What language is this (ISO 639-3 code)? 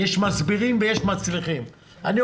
heb